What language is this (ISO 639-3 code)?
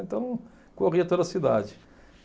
por